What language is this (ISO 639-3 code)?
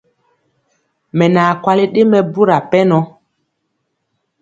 mcx